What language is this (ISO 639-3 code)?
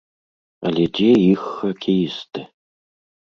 bel